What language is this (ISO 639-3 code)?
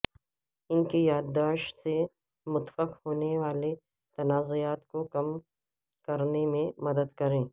urd